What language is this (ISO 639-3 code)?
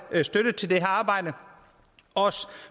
dan